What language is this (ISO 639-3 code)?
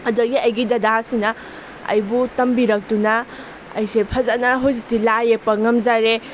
mni